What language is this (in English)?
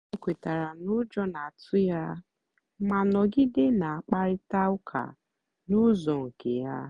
Igbo